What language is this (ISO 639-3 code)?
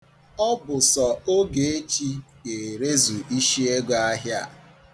ibo